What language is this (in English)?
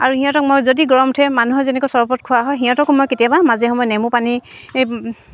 Assamese